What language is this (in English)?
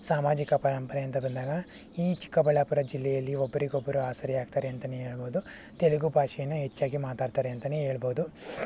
Kannada